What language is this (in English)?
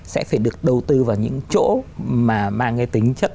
Vietnamese